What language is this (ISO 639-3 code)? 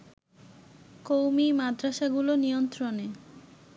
ben